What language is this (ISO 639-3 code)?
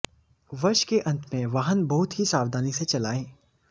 hin